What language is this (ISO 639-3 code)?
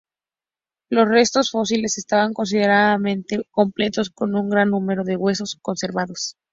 spa